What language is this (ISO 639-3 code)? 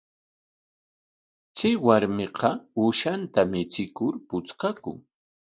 qwa